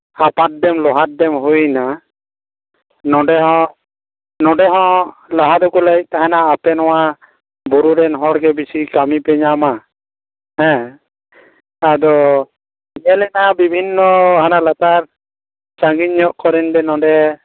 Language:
Santali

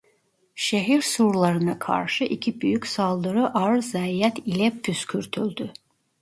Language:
Turkish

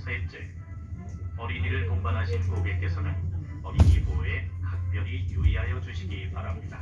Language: Korean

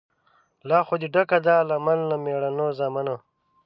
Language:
Pashto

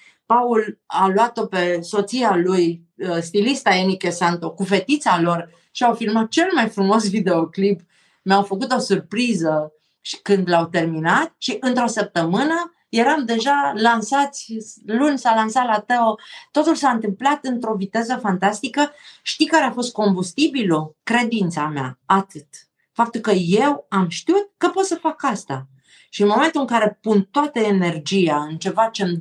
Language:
Romanian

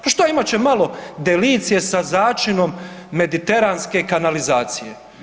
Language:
Croatian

